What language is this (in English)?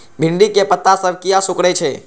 Maithili